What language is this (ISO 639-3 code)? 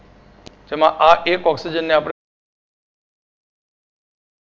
guj